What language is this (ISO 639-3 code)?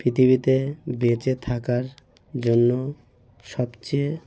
ben